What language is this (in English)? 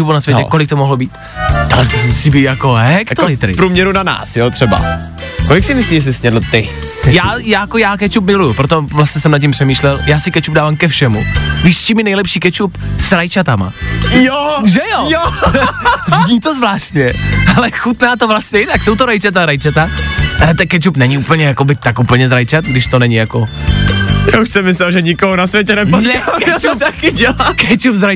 Czech